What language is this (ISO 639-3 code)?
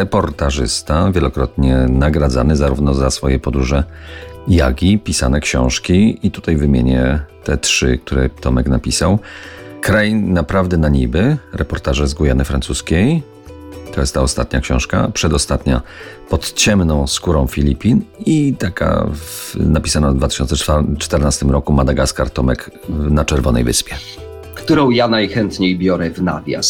pol